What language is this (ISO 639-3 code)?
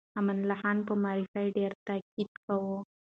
pus